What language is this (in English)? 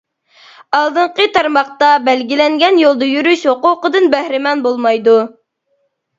Uyghur